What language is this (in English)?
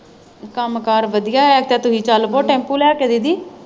Punjabi